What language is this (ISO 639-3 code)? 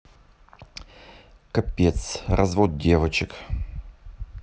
rus